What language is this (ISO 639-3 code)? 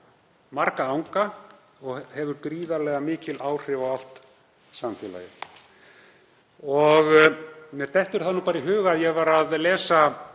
isl